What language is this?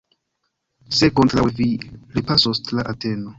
Esperanto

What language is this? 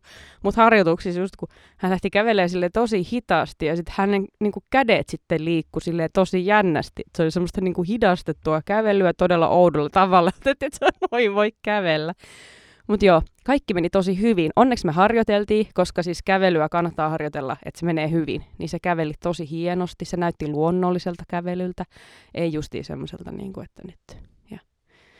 Finnish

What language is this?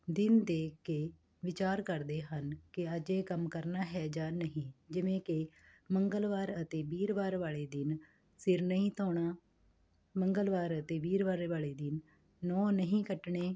Punjabi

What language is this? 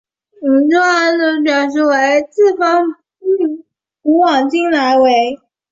Chinese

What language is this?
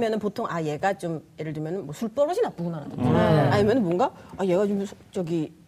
Korean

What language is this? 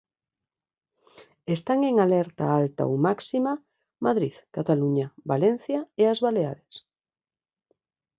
Galician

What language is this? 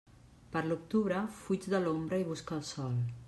Catalan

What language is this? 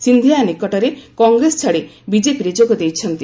Odia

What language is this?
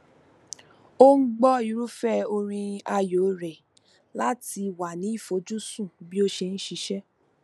Yoruba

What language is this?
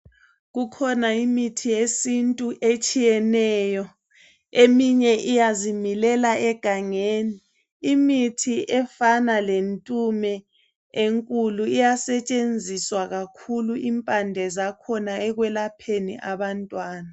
North Ndebele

